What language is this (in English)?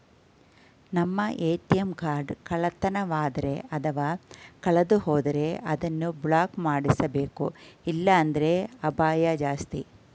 Kannada